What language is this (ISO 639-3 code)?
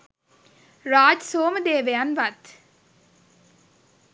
sin